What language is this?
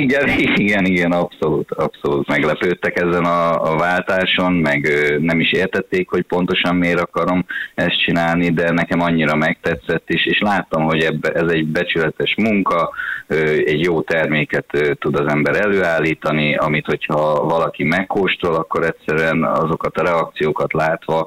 Hungarian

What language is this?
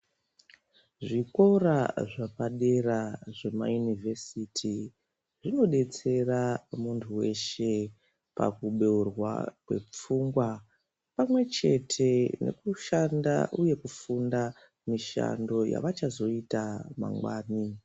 Ndau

